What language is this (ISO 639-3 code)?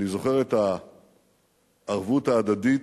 heb